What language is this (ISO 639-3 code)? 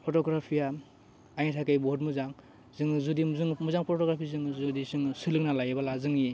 brx